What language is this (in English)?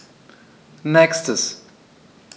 German